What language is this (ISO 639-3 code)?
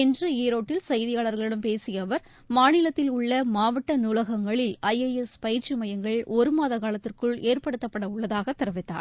tam